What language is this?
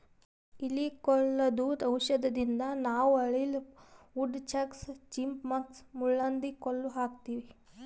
Kannada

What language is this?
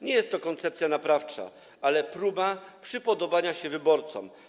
Polish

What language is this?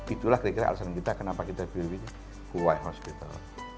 Indonesian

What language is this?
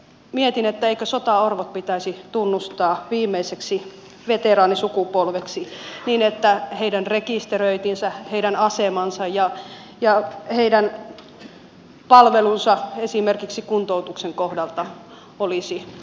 Finnish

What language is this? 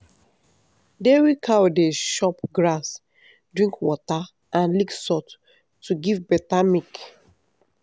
Nigerian Pidgin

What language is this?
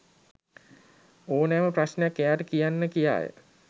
Sinhala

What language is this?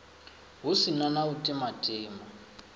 Venda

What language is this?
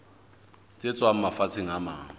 Southern Sotho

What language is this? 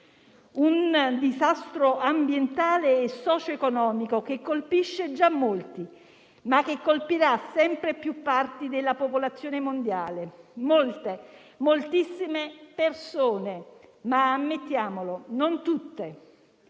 Italian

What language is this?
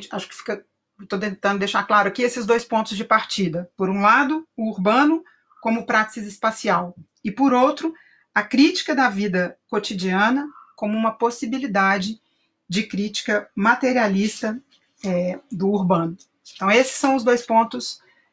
Portuguese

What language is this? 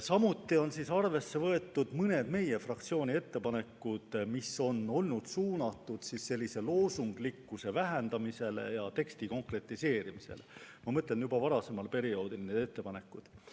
Estonian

